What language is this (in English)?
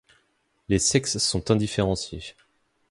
French